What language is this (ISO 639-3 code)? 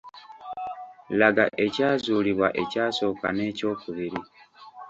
lug